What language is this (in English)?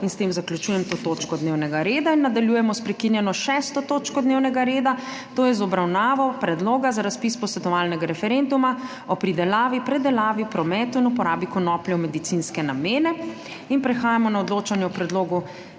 Slovenian